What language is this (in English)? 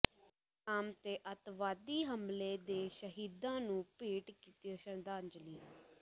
Punjabi